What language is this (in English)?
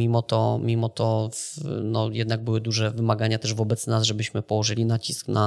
Polish